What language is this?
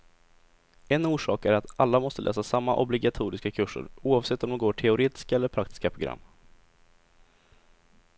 Swedish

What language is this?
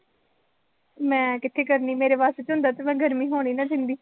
Punjabi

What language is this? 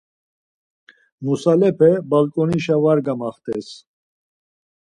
Laz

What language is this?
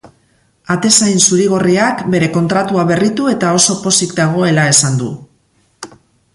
Basque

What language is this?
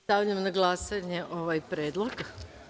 Serbian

